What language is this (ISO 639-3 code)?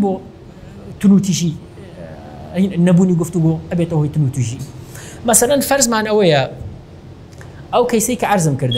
ara